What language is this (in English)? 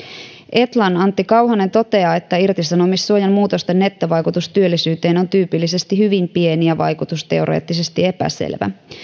Finnish